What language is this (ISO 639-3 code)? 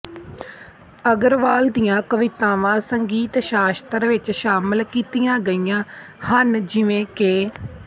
pan